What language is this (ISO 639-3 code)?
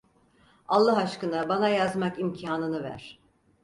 tur